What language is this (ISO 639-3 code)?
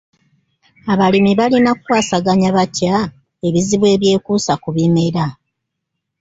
lug